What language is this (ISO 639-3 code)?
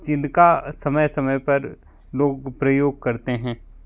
hin